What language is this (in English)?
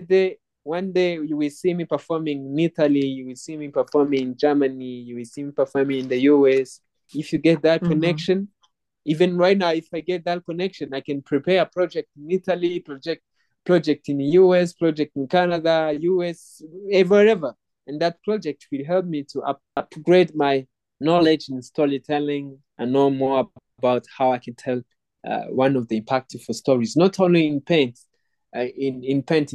English